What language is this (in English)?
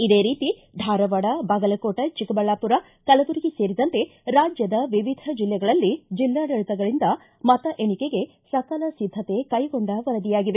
Kannada